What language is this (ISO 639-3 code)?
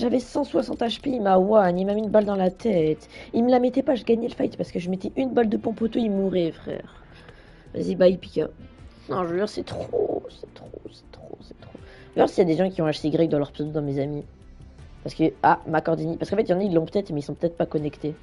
fra